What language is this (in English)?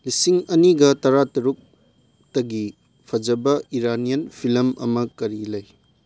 Manipuri